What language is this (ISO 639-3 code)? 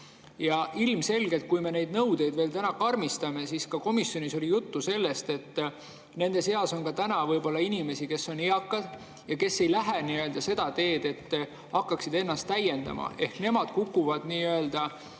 est